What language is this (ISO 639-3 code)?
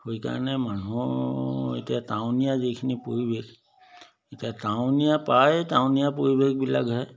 asm